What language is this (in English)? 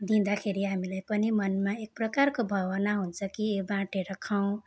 Nepali